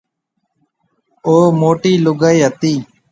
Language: Marwari (Pakistan)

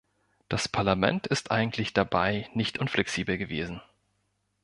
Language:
German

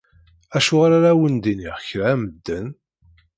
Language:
Kabyle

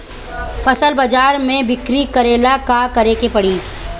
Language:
Bhojpuri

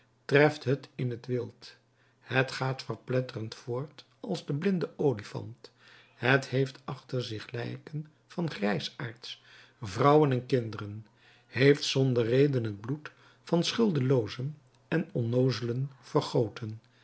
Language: Dutch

